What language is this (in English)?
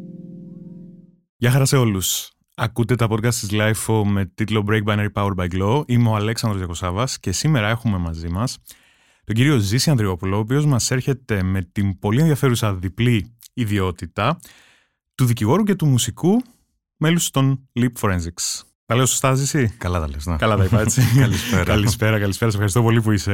Greek